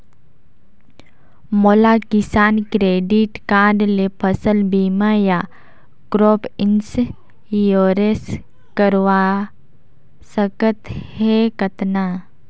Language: Chhattisgarhi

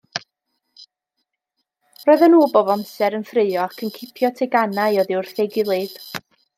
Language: Welsh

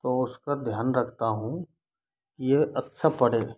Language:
Hindi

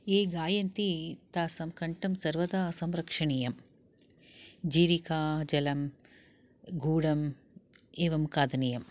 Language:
Sanskrit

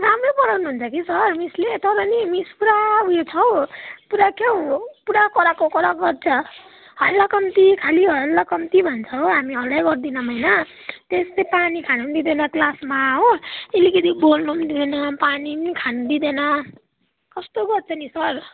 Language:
Nepali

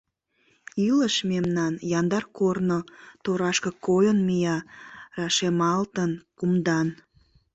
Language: Mari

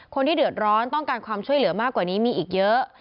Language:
Thai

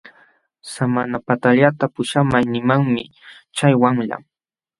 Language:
Jauja Wanca Quechua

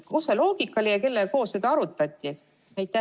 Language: Estonian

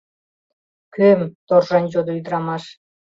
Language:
Mari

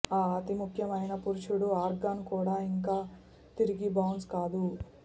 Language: Telugu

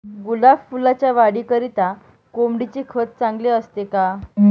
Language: Marathi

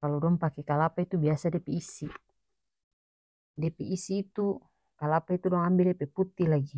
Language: North Moluccan Malay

